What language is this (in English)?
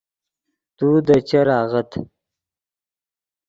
Yidgha